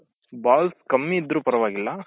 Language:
Kannada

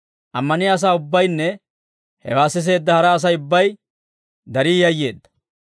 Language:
Dawro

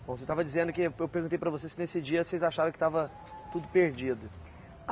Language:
Portuguese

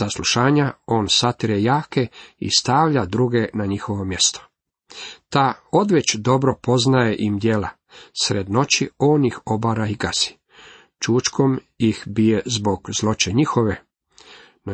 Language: Croatian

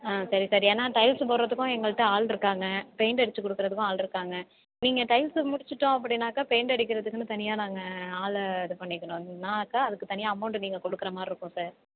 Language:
Tamil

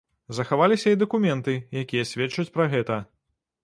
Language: Belarusian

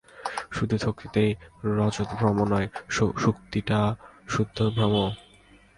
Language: Bangla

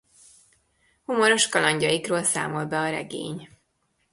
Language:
Hungarian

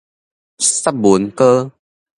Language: Min Nan Chinese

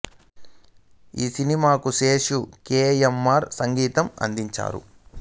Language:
Telugu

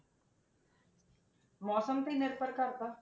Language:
Punjabi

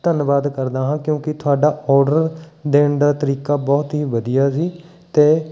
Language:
Punjabi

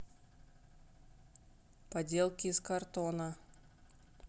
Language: Russian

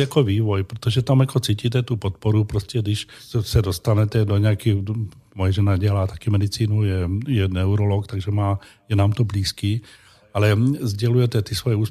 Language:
Czech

